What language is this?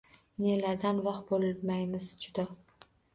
Uzbek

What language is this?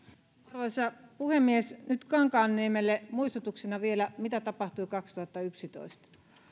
Finnish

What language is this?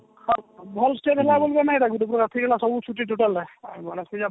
Odia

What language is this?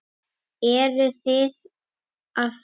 Icelandic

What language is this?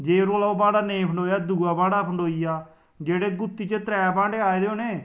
Dogri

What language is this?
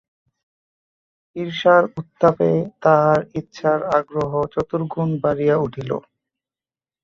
Bangla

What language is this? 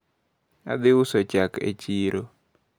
Luo (Kenya and Tanzania)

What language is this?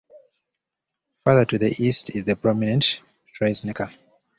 English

